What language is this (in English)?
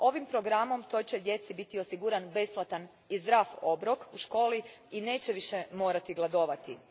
Croatian